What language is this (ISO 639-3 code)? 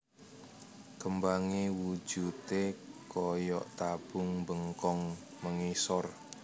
jav